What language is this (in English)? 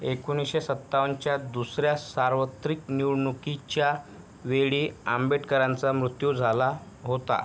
Marathi